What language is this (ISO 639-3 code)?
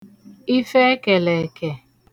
ibo